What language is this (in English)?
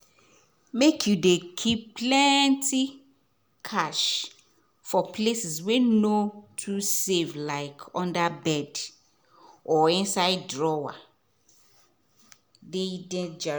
Nigerian Pidgin